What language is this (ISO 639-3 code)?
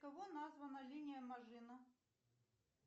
rus